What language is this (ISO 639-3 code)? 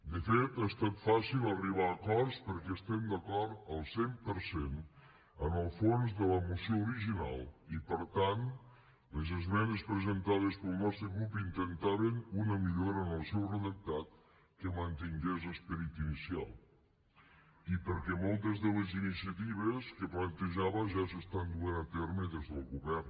cat